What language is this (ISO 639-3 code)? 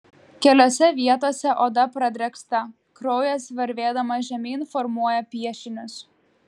lit